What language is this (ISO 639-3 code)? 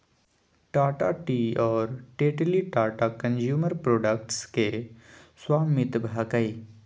mag